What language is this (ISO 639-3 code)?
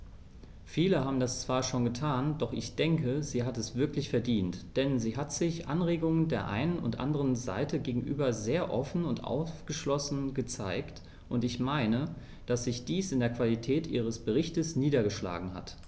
deu